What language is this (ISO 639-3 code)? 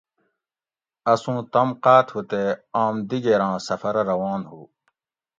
gwc